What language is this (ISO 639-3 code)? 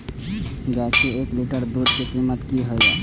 mai